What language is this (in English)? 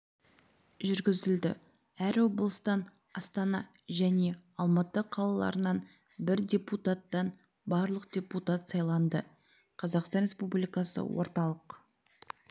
Kazakh